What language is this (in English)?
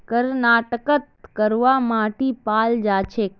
Magahi